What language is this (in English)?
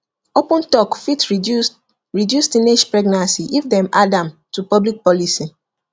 Nigerian Pidgin